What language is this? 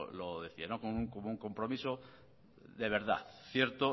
Spanish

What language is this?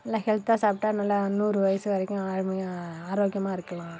Tamil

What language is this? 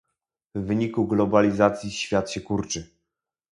Polish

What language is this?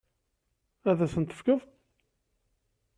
Kabyle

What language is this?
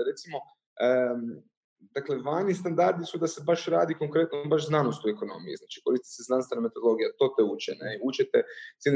Croatian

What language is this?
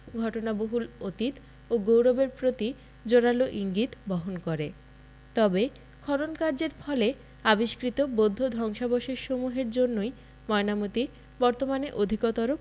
Bangla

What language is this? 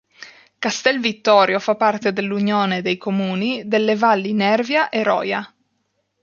Italian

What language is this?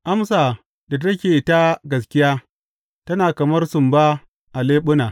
Hausa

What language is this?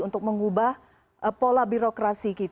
Indonesian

